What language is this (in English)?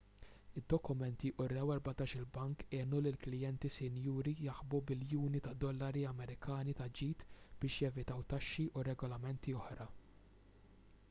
Maltese